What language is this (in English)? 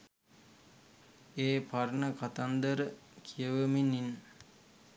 Sinhala